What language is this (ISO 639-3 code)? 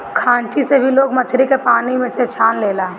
bho